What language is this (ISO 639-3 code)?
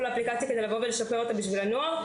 heb